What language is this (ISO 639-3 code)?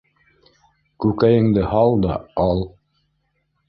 bak